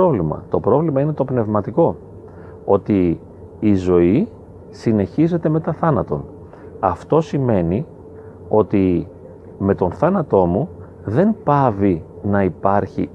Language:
Greek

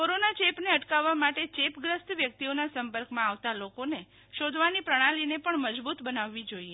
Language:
Gujarati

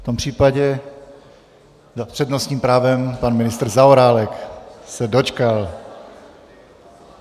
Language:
Czech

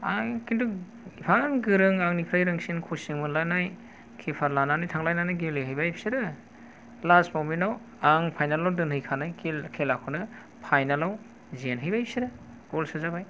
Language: Bodo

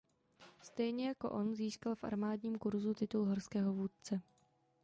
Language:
Czech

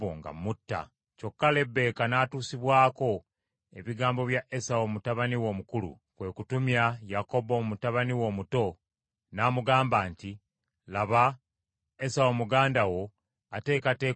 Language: Ganda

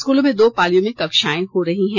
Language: Hindi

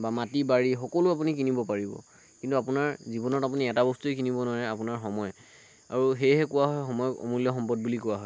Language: Assamese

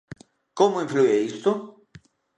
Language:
Galician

